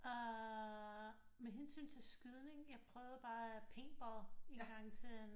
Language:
Danish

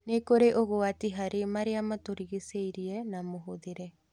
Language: Kikuyu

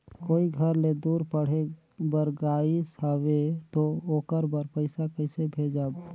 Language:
Chhattisgarhi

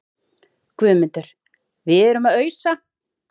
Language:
Icelandic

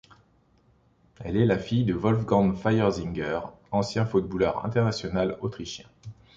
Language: French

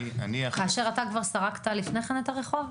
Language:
Hebrew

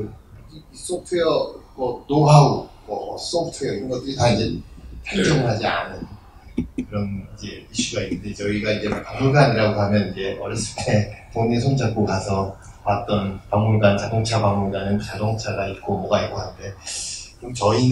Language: Korean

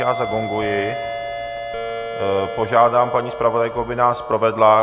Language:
Czech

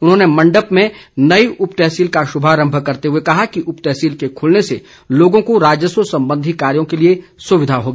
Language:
Hindi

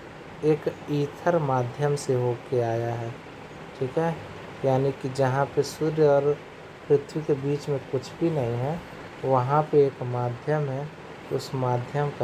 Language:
Hindi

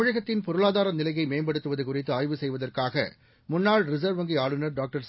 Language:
Tamil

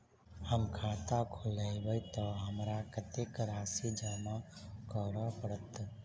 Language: Maithili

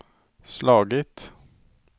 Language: Swedish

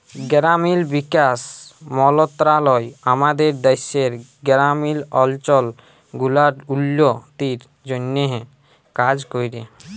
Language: Bangla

